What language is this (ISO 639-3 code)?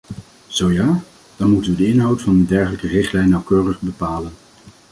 nld